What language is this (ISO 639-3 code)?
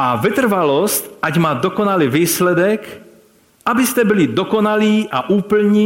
ces